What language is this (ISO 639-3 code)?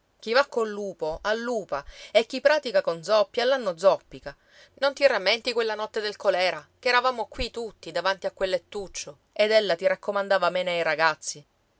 ita